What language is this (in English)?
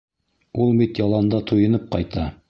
Bashkir